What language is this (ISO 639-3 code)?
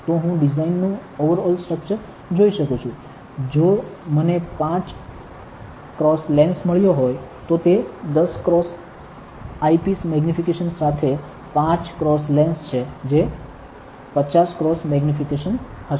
guj